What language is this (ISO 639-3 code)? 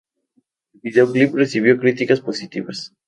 spa